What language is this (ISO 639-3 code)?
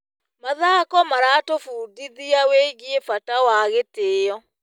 kik